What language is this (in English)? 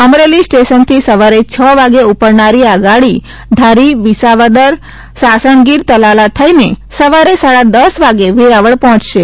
Gujarati